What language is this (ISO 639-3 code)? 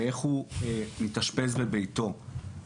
heb